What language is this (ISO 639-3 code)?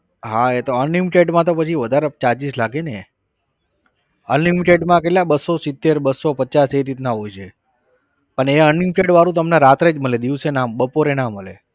guj